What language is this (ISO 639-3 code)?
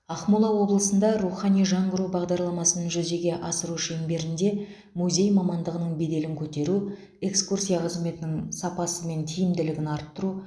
kaz